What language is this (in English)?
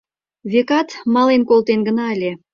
Mari